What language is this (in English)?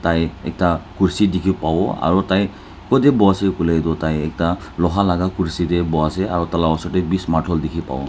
Naga Pidgin